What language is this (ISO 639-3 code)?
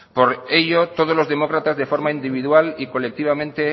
spa